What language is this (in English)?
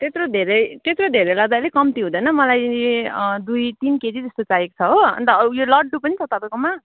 Nepali